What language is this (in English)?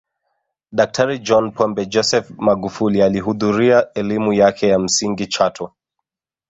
Swahili